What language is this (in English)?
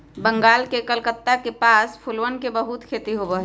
Magahi